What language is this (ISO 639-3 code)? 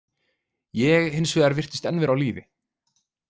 isl